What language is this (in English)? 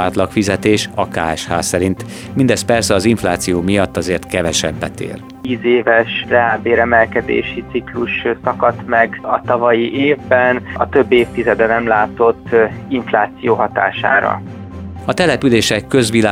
Hungarian